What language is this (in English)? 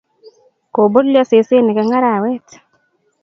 Kalenjin